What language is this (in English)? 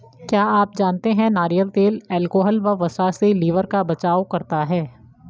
Hindi